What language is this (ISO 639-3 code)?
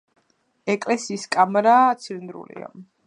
kat